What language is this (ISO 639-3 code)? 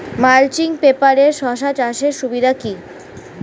ben